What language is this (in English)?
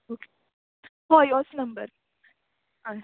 Konkani